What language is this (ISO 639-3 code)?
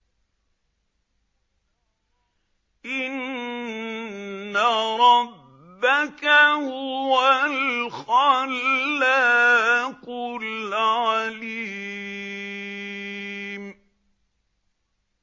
ara